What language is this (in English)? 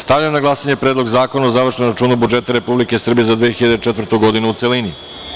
Serbian